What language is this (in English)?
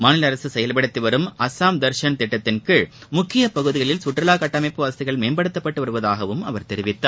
Tamil